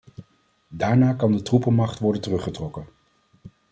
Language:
Dutch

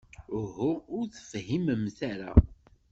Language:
Kabyle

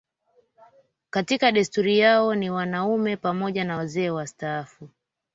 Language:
Swahili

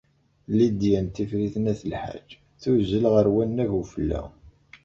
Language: Kabyle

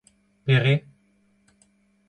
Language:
Breton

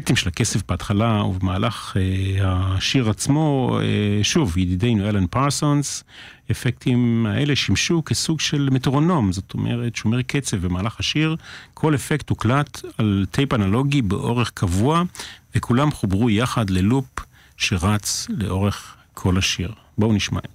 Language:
Hebrew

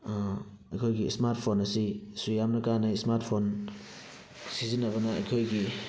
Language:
Manipuri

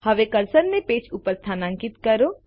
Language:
Gujarati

